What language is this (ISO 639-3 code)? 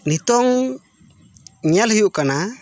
sat